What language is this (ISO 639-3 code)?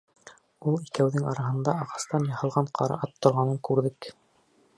bak